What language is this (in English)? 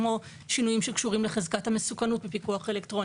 Hebrew